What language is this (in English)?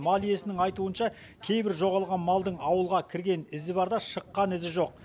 Kazakh